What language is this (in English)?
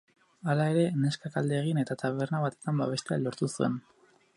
Basque